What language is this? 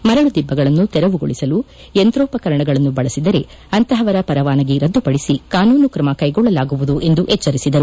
Kannada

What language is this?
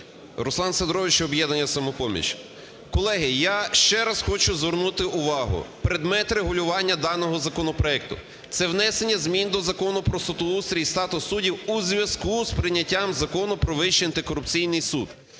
Ukrainian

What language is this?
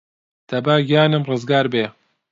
Central Kurdish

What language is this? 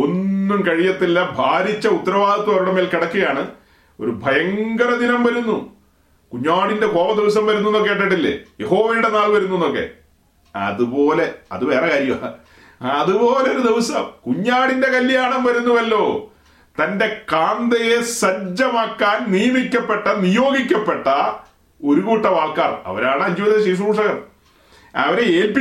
Malayalam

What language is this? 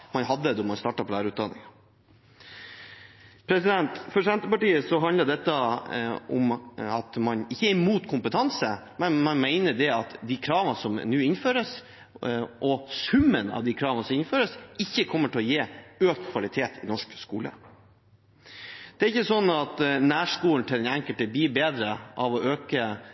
Norwegian Bokmål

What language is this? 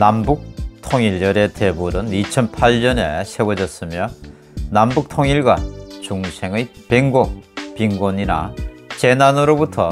Korean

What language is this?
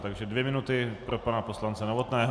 Czech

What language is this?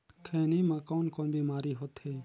Chhattisgarhi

